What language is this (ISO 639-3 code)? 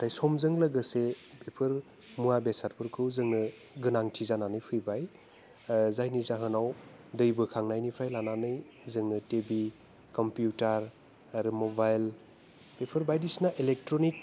brx